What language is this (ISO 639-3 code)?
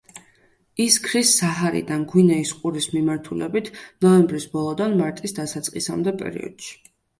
kat